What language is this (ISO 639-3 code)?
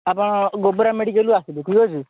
ori